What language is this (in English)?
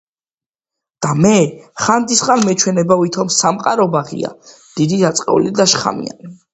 Georgian